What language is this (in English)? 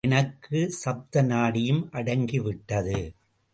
Tamil